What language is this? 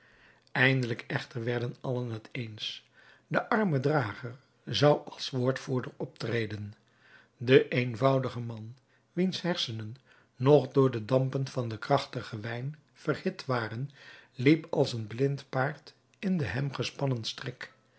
Dutch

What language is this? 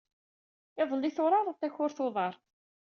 Kabyle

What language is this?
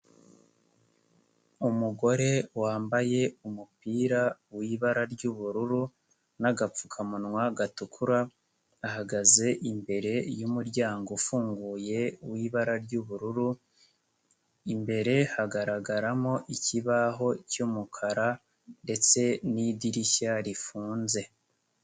Kinyarwanda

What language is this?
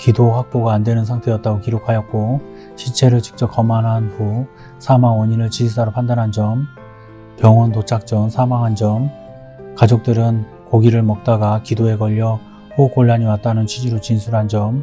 Korean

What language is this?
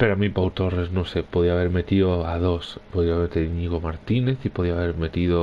Spanish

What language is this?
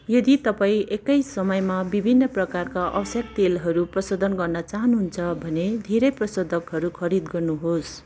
Nepali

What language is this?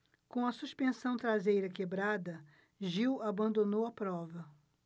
Portuguese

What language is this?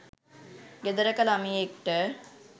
Sinhala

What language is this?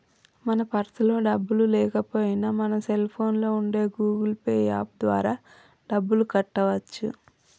Telugu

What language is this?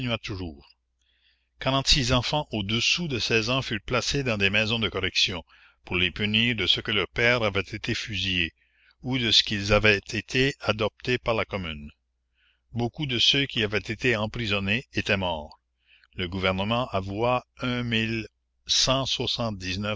French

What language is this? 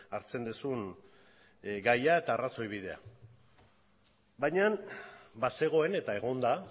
Basque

